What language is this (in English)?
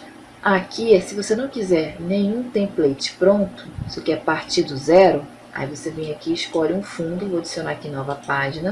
Portuguese